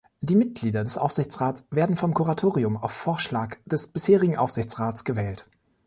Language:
German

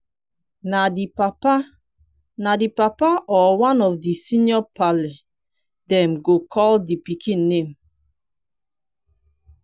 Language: Nigerian Pidgin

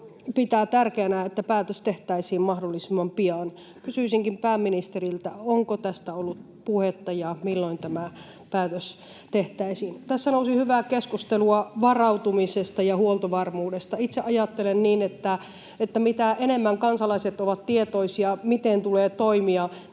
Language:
Finnish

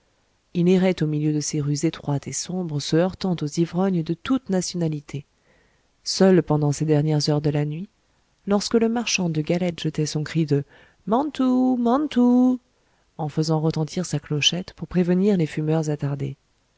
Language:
French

